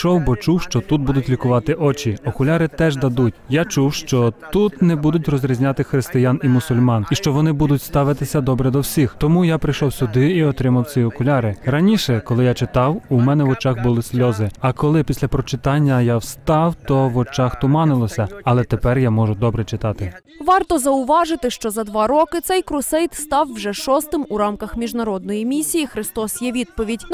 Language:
Ukrainian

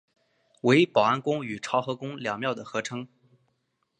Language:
Chinese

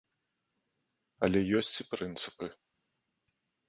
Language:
Belarusian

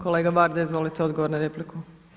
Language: Croatian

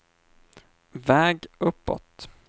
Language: Swedish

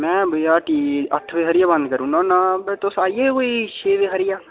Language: Dogri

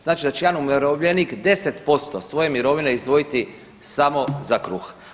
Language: Croatian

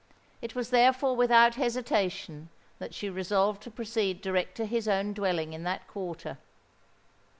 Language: English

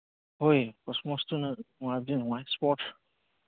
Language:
Manipuri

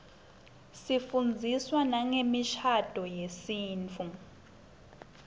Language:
Swati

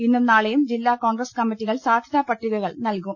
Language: Malayalam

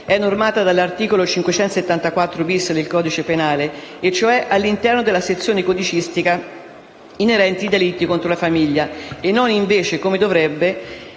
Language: Italian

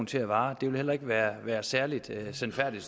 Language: Danish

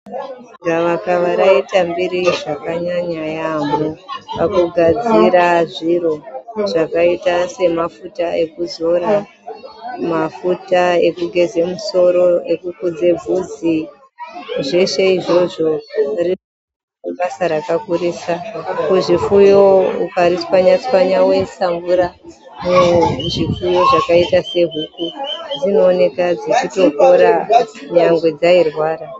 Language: Ndau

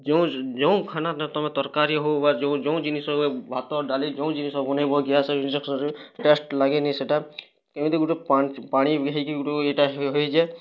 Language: Odia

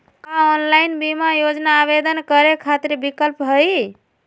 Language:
Magahi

